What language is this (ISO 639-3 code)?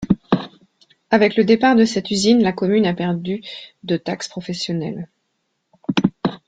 fra